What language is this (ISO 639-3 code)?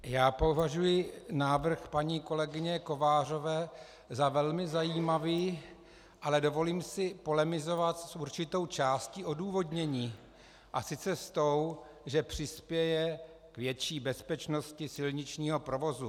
ces